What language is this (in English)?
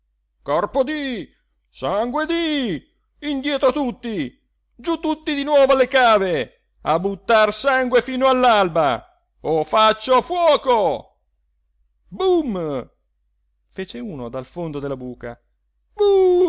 Italian